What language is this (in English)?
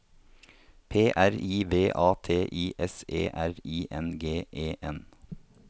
Norwegian